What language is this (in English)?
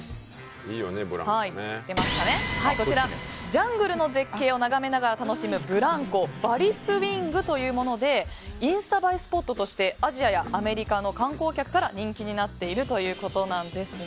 Japanese